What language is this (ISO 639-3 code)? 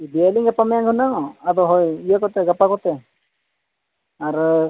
sat